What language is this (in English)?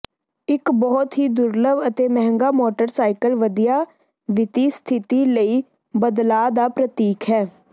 Punjabi